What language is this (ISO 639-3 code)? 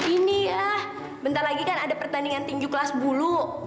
ind